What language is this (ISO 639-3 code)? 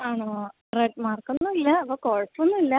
mal